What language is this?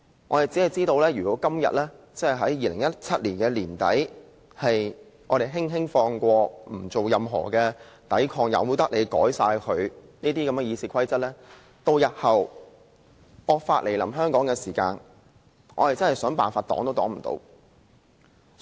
Cantonese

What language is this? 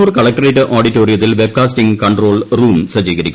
Malayalam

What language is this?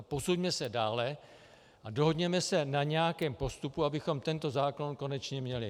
Czech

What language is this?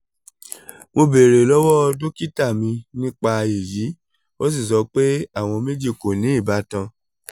Yoruba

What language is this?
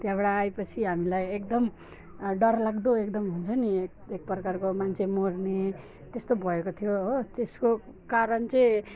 Nepali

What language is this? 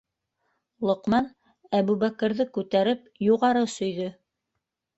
Bashkir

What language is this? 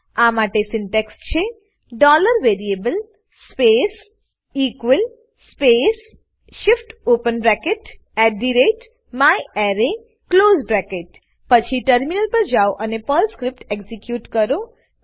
Gujarati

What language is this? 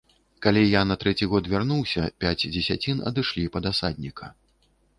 Belarusian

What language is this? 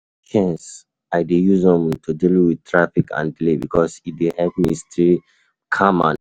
Nigerian Pidgin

